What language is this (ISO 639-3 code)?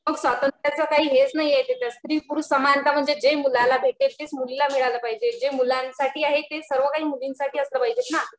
mar